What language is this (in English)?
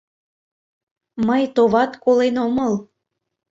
Mari